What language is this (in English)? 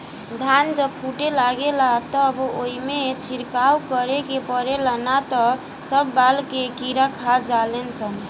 Bhojpuri